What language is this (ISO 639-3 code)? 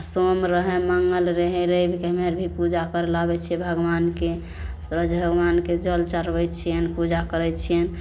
mai